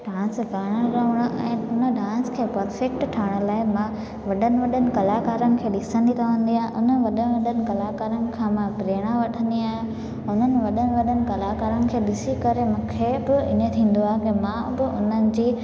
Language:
Sindhi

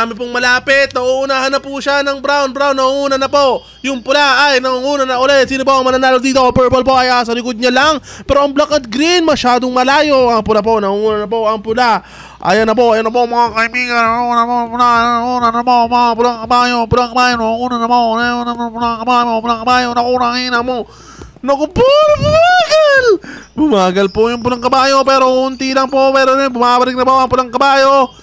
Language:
Filipino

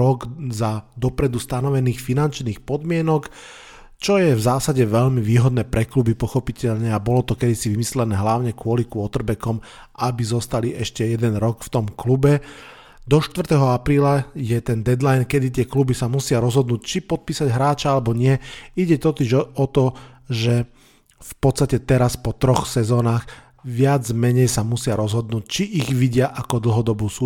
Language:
Slovak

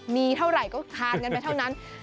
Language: Thai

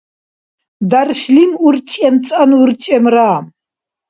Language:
Dargwa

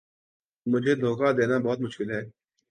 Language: Urdu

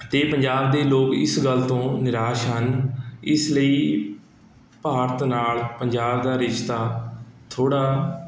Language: Punjabi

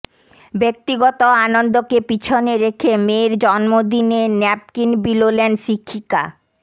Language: Bangla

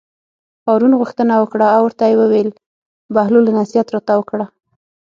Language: Pashto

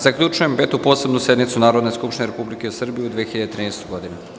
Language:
Serbian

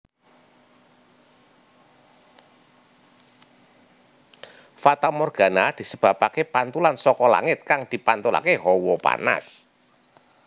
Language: Javanese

